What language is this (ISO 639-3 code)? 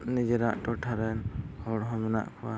sat